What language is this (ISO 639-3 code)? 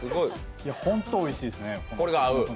jpn